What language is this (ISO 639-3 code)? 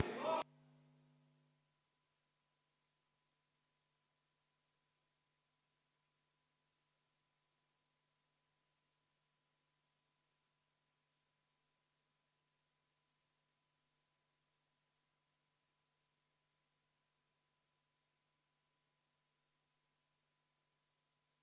est